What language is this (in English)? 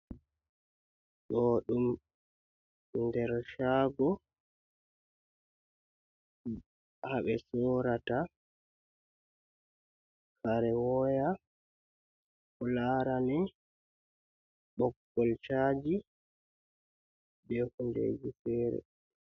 Fula